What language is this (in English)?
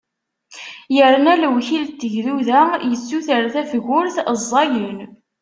Kabyle